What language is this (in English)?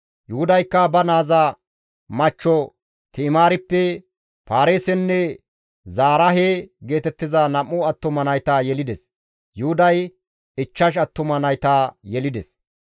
Gamo